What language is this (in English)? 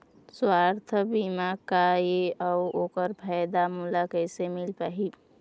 Chhattisgarhi